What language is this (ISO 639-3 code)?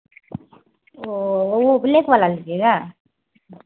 hin